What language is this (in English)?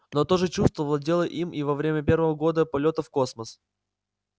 Russian